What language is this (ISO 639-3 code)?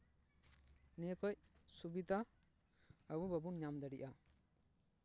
sat